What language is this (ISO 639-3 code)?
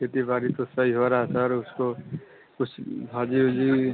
hin